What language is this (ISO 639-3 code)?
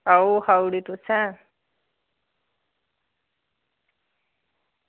doi